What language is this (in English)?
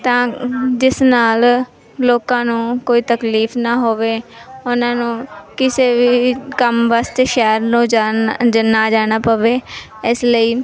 Punjabi